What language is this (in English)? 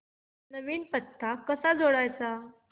Marathi